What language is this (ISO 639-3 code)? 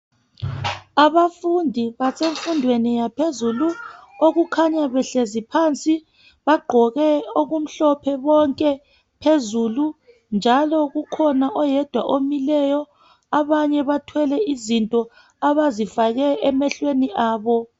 nde